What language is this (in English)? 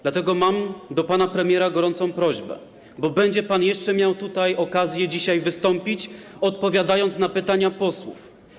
Polish